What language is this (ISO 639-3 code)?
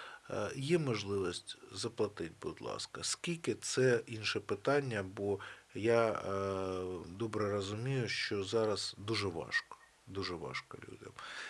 ukr